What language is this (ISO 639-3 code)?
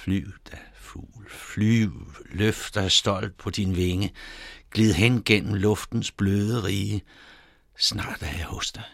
dan